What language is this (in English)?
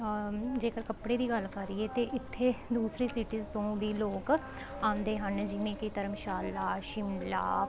Punjabi